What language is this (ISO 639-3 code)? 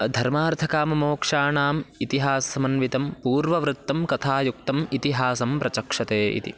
san